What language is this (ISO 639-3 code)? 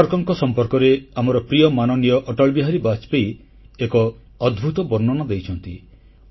ori